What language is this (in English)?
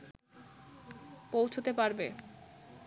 Bangla